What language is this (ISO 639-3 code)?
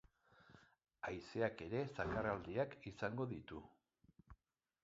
eus